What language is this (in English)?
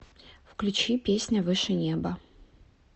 Russian